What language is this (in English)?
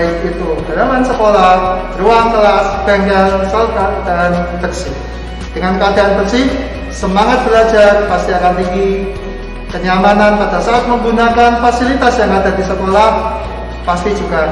Indonesian